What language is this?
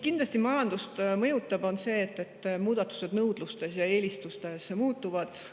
Estonian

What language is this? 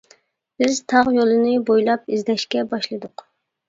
Uyghur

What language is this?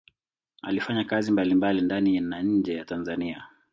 Swahili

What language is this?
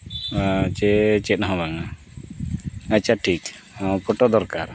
Santali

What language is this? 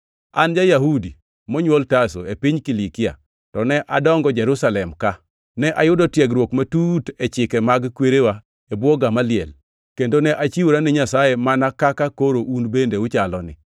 Luo (Kenya and Tanzania)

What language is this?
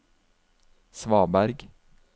Norwegian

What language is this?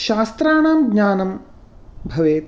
Sanskrit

